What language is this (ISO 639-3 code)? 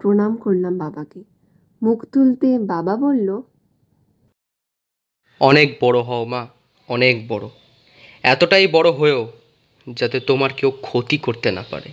ben